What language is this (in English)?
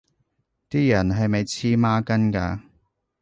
Cantonese